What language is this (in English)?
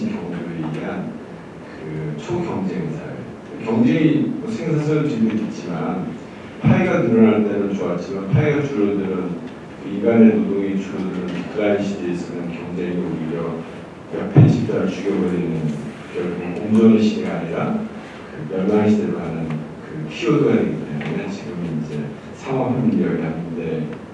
Korean